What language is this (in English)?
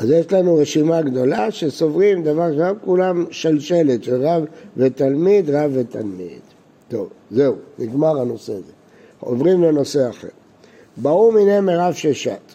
Hebrew